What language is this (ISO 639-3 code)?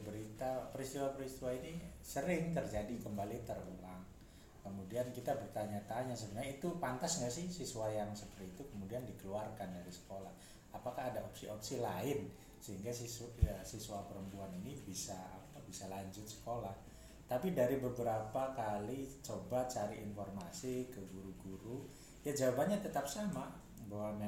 ind